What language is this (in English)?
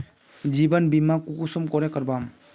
Magahi